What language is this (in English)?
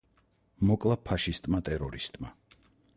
Georgian